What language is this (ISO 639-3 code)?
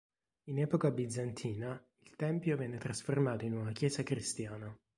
ita